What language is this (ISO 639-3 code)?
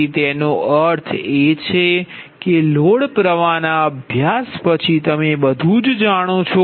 guj